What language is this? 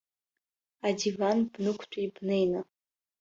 Abkhazian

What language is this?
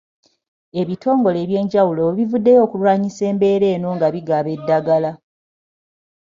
Ganda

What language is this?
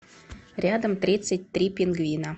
Russian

